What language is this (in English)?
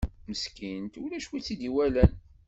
Kabyle